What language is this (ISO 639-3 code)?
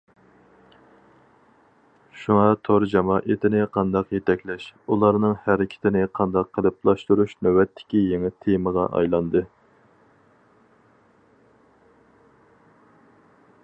uig